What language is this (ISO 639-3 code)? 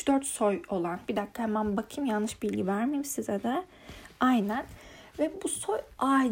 tur